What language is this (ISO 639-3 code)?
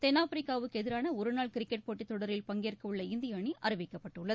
tam